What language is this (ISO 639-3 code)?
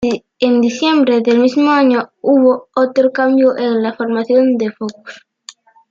spa